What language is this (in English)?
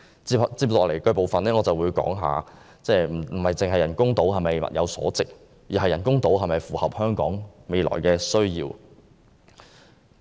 Cantonese